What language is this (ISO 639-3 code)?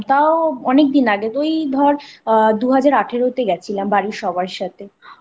ben